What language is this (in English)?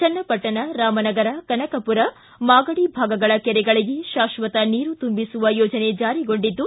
Kannada